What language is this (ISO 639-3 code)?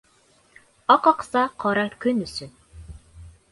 bak